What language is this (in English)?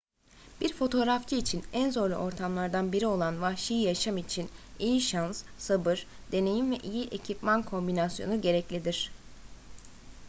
Turkish